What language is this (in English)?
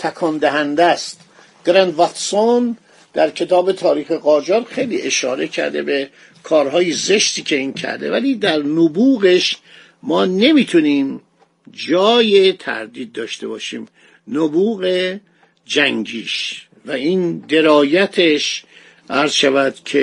Persian